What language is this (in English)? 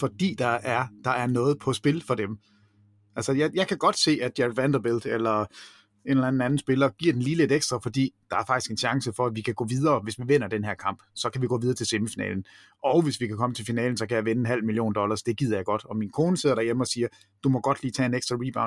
Danish